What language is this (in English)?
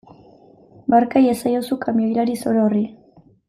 Basque